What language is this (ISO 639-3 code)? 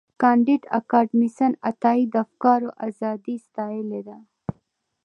pus